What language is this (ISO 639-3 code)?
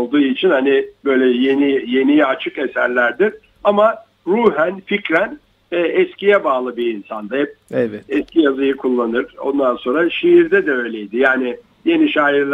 tur